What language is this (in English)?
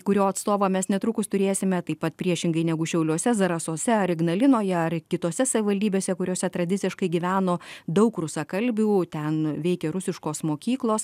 Lithuanian